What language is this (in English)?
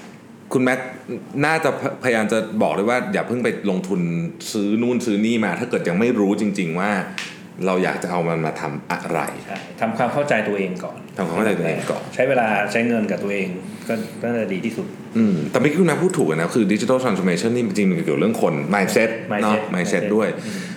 Thai